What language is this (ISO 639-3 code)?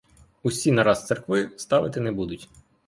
ukr